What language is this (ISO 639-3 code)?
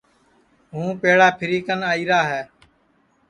ssi